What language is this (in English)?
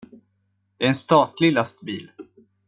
Swedish